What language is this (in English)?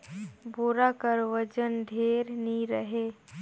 Chhattisgarhi